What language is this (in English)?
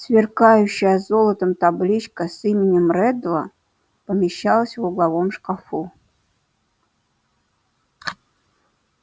Russian